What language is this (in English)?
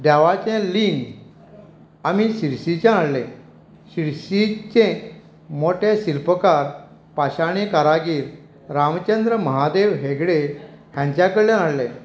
Konkani